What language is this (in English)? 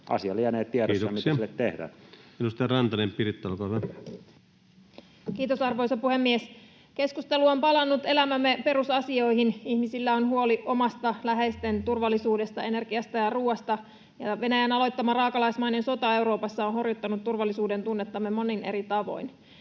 Finnish